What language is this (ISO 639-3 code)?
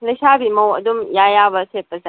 mni